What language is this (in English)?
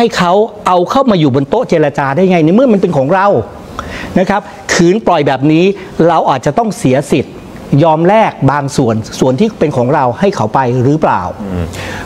Thai